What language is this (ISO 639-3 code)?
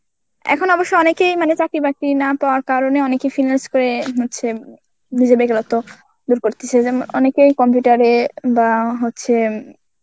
ben